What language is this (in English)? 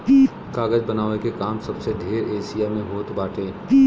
Bhojpuri